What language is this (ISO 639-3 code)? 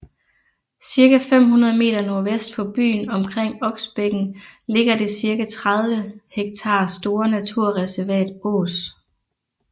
dan